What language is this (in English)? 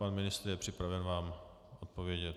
Czech